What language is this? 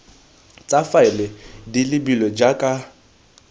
Tswana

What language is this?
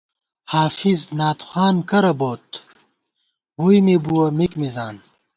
Gawar-Bati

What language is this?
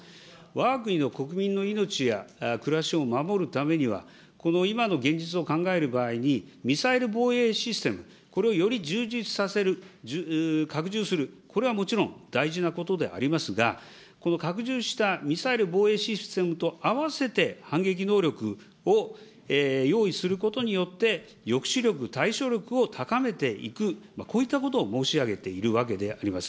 Japanese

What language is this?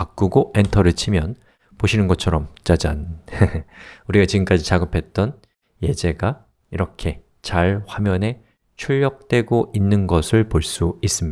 Korean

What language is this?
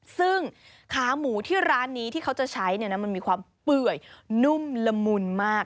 Thai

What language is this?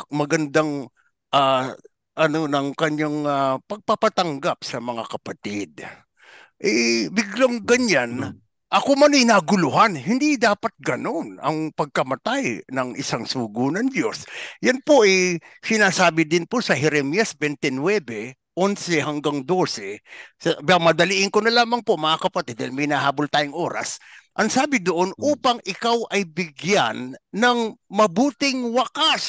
Filipino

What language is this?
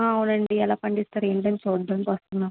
Telugu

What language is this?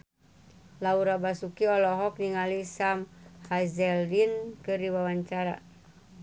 Sundanese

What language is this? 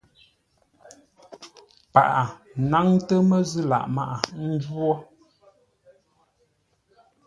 Ngombale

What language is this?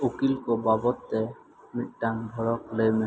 Santali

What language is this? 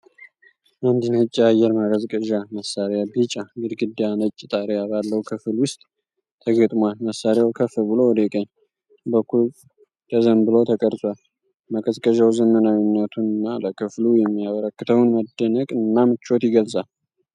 Amharic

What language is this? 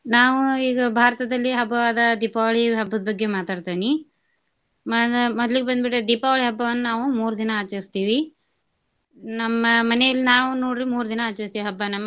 Kannada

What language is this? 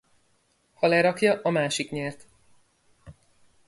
Hungarian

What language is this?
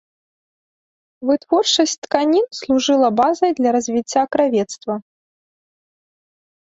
Belarusian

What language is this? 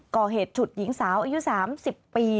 Thai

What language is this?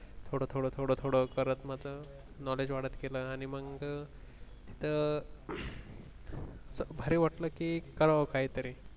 Marathi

